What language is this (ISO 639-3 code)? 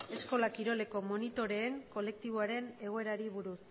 eus